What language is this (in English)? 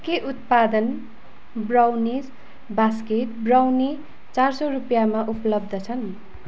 Nepali